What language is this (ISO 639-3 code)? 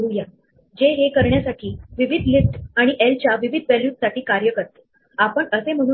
mar